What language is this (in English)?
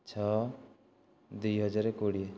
Odia